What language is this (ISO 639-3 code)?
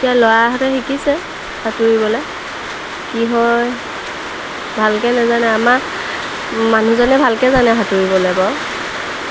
asm